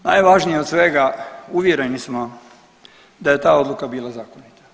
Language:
Croatian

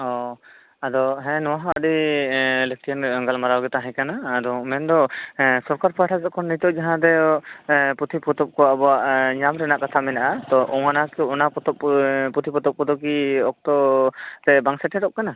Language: Santali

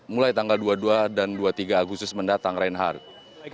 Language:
Indonesian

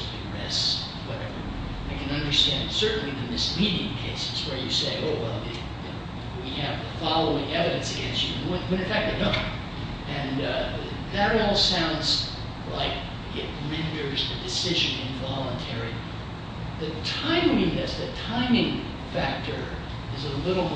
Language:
English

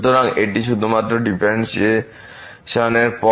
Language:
Bangla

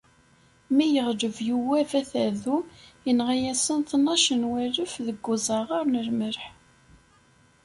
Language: Kabyle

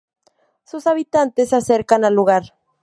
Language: Spanish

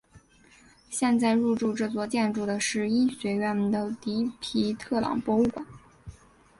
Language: Chinese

